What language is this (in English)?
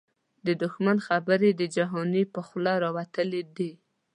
Pashto